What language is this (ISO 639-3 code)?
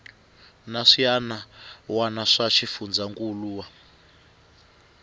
tso